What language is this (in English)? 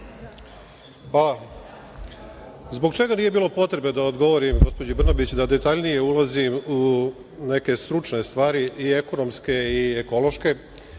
Serbian